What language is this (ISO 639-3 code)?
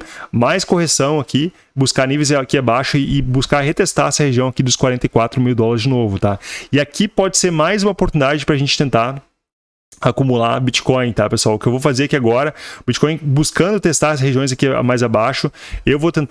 por